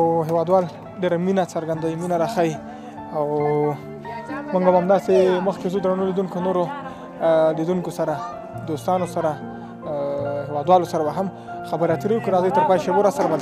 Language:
Arabic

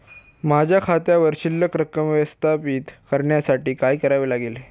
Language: Marathi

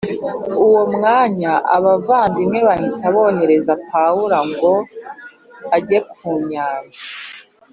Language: Kinyarwanda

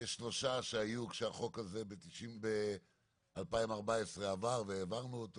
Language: Hebrew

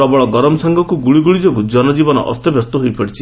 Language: Odia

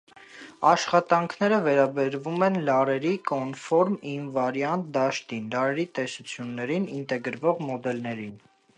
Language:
Armenian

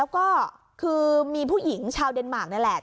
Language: Thai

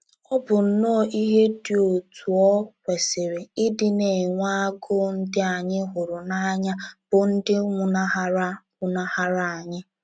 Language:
Igbo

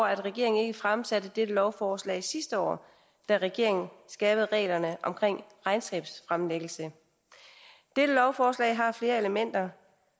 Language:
Danish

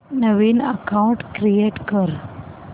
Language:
Marathi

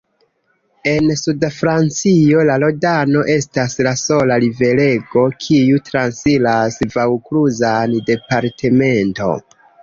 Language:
Esperanto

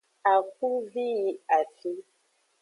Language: Aja (Benin)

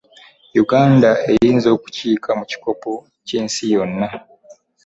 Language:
Ganda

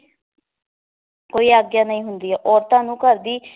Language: Punjabi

